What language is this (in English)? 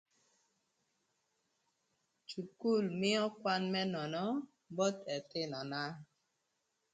Thur